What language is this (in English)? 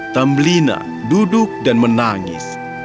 Indonesian